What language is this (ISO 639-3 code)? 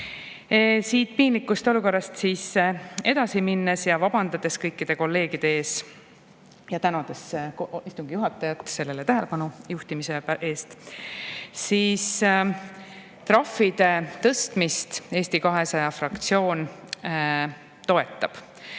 est